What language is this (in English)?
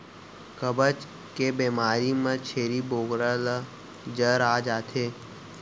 Chhattisgarhi